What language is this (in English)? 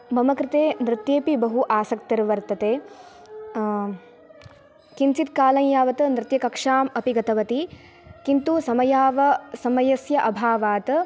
Sanskrit